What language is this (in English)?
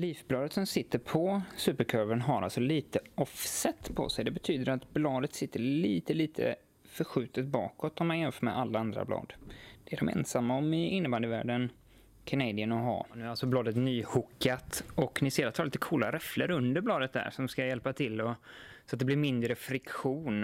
Swedish